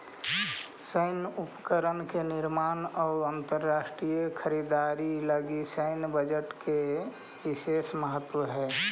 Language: Magahi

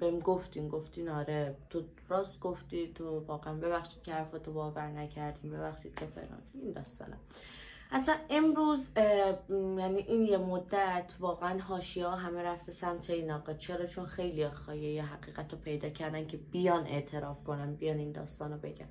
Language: Persian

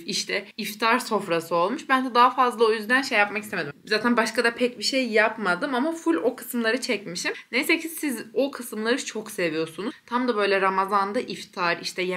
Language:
Turkish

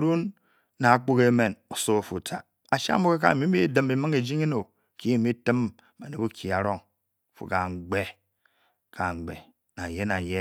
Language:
Bokyi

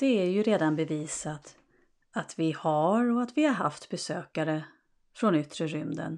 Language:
Swedish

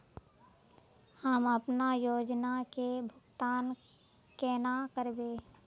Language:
Magahi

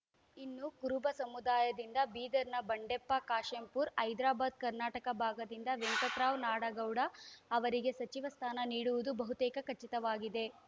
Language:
Kannada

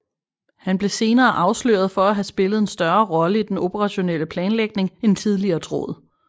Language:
Danish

